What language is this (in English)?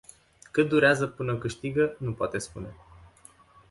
Romanian